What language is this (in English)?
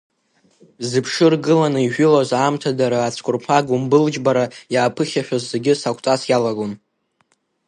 Abkhazian